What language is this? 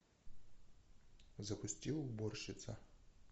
Russian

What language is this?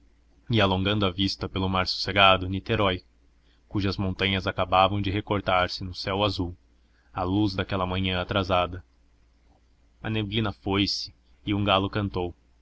Portuguese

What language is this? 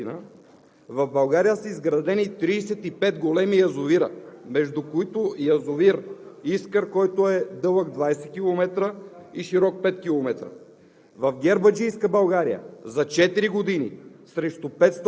Bulgarian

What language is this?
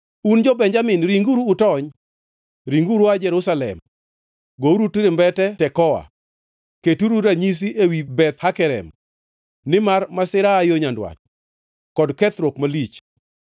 Luo (Kenya and Tanzania)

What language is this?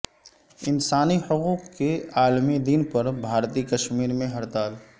Urdu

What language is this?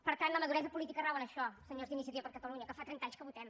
Catalan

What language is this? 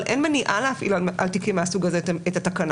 Hebrew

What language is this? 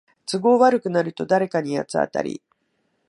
Japanese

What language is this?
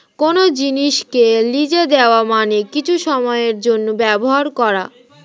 Bangla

